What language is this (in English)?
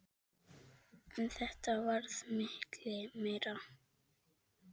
Icelandic